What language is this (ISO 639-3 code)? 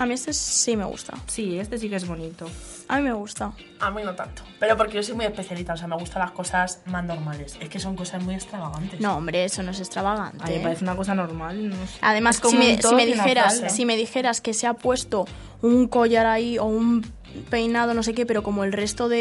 spa